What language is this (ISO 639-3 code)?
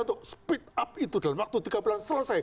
ind